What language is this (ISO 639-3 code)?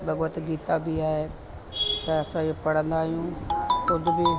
snd